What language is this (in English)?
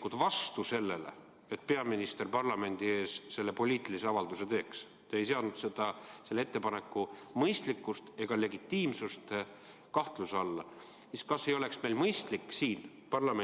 Estonian